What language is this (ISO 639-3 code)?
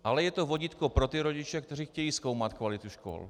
ces